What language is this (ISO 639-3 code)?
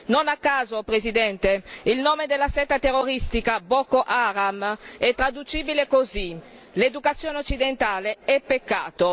ita